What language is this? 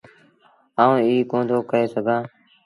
Sindhi Bhil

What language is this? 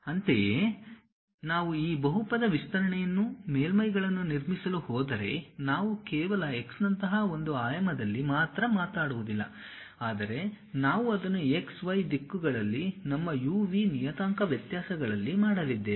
Kannada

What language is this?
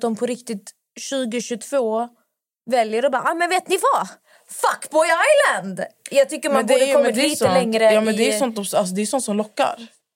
Swedish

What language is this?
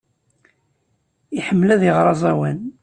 Kabyle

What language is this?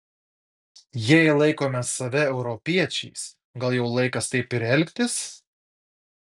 Lithuanian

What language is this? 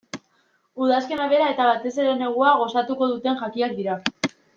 Basque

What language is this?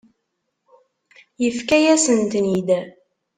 Kabyle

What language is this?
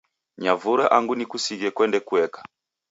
Taita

